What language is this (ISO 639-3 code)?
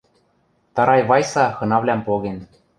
mrj